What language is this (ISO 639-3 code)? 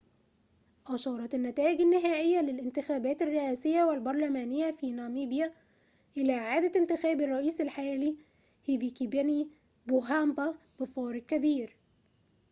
ara